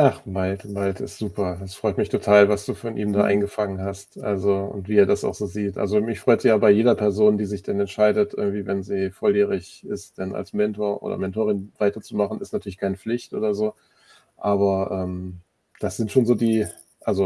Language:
German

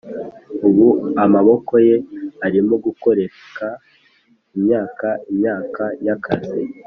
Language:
Kinyarwanda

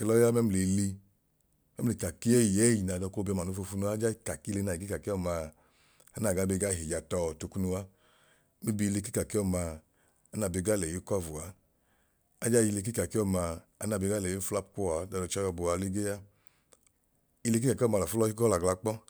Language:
Idoma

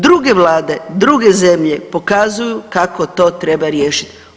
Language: Croatian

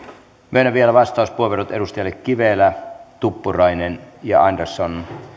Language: Finnish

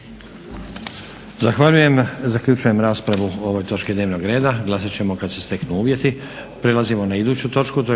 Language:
Croatian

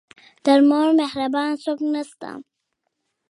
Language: Pashto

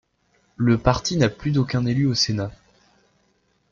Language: French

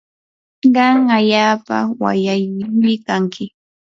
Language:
Yanahuanca Pasco Quechua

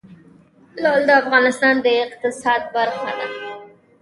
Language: Pashto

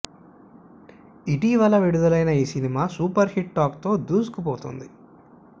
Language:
Telugu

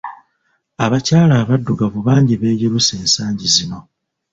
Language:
Ganda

